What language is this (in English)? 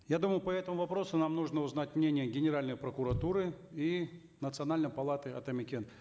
Kazakh